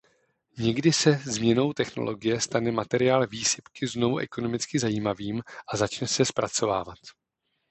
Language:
Czech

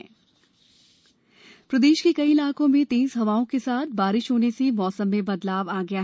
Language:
Hindi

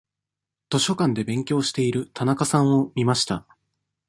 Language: Japanese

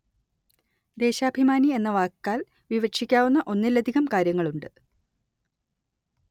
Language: Malayalam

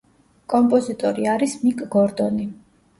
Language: Georgian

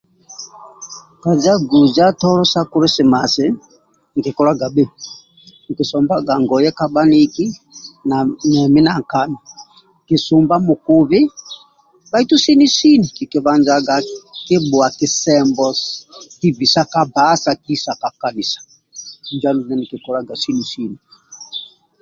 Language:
Amba (Uganda)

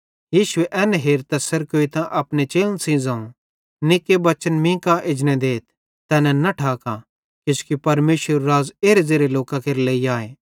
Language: Bhadrawahi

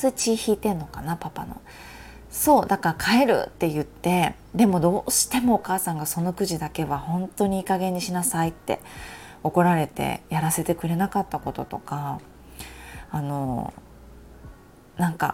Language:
Japanese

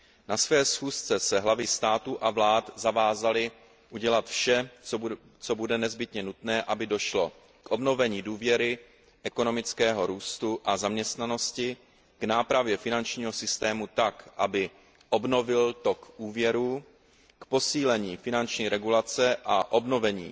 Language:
Czech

